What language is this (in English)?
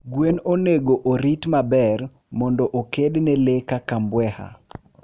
Luo (Kenya and Tanzania)